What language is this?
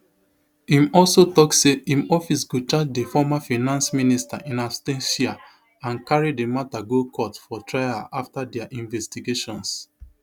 Nigerian Pidgin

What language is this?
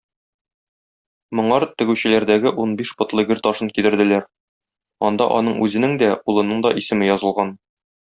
Tatar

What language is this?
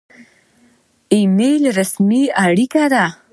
Pashto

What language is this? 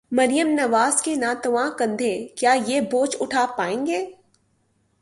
Urdu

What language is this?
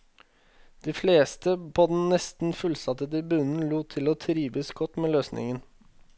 Norwegian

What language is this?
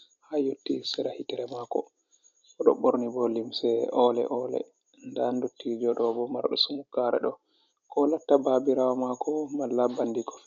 Fula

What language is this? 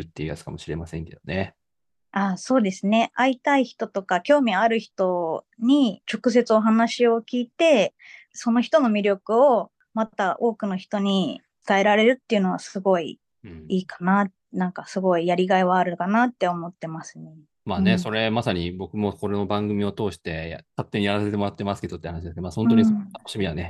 Japanese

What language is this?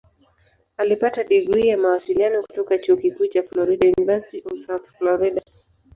Swahili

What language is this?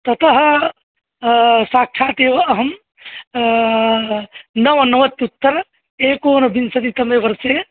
Sanskrit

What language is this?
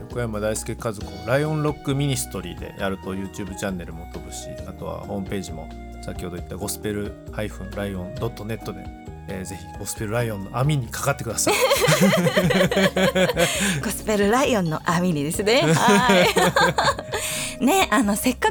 Japanese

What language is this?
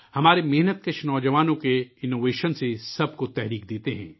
Urdu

